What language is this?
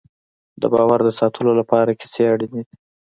Pashto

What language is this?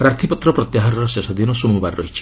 Odia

